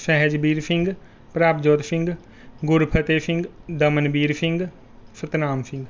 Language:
Punjabi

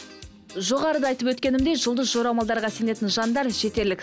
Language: Kazakh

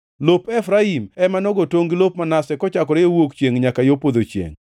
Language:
Luo (Kenya and Tanzania)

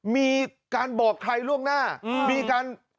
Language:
Thai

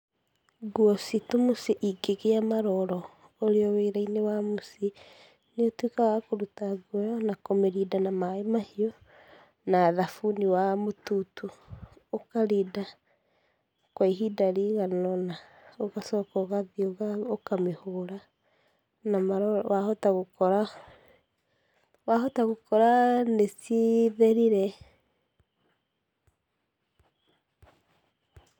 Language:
Kikuyu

